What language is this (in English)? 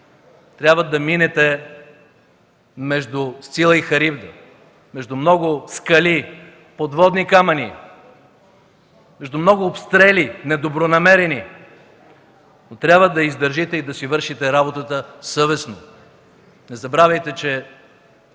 Bulgarian